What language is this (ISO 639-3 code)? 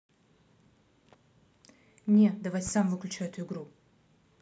rus